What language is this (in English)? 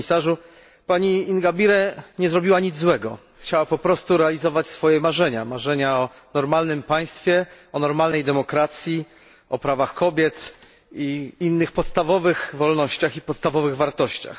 Polish